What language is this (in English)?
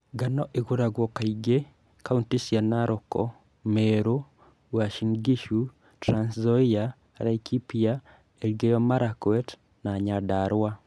Kikuyu